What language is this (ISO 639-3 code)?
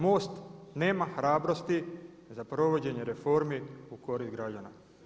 hrv